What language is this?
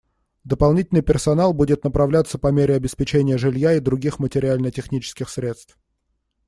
Russian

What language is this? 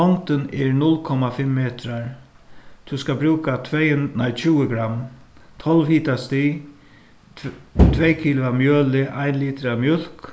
Faroese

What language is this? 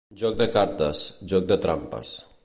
Catalan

